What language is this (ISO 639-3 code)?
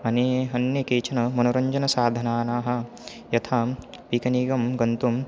san